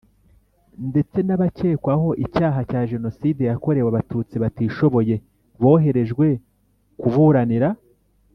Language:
Kinyarwanda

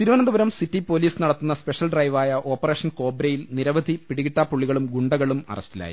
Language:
Malayalam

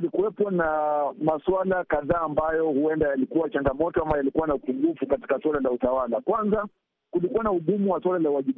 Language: Swahili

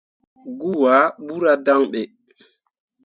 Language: Mundang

